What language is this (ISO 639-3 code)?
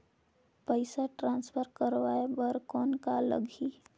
hne